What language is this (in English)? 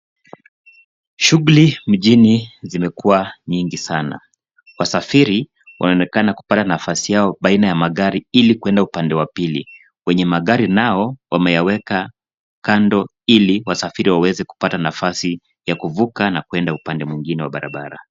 Swahili